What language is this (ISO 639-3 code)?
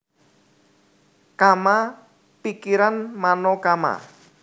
jav